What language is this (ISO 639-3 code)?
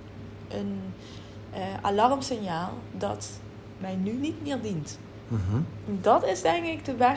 nld